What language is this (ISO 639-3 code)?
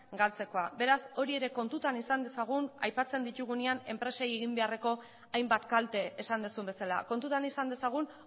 eus